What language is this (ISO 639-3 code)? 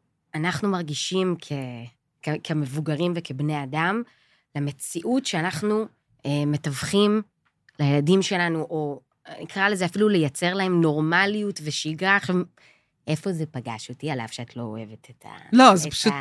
heb